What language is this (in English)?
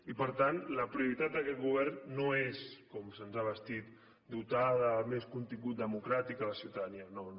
Catalan